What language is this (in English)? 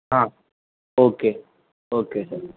Gujarati